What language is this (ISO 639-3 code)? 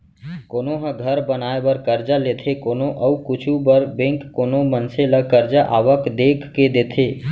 hne